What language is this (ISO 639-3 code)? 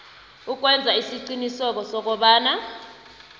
nbl